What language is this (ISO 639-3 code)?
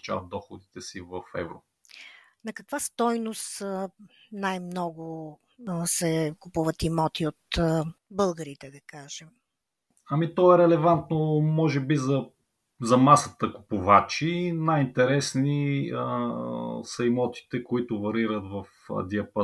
bul